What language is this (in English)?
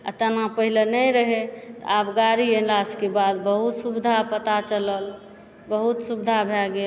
Maithili